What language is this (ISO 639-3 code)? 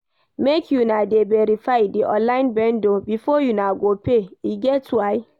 pcm